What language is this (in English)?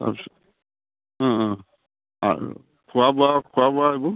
Assamese